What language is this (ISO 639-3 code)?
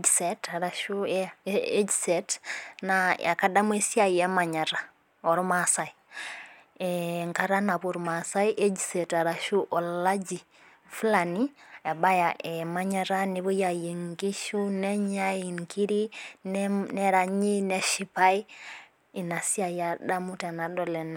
mas